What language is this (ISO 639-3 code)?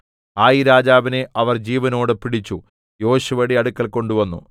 mal